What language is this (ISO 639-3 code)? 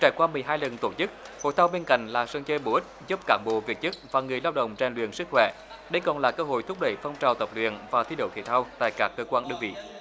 vie